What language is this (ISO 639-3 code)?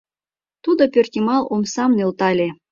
chm